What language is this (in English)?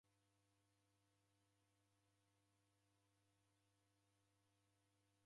Taita